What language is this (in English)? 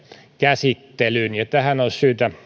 Finnish